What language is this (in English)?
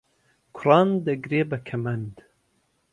Central Kurdish